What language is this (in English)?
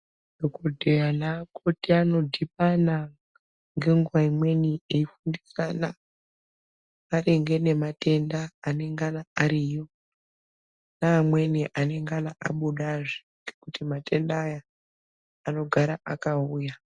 Ndau